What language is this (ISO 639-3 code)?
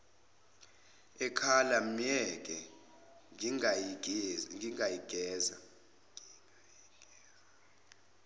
zul